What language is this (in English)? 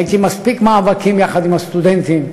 Hebrew